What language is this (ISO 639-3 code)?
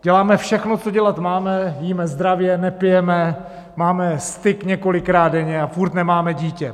ces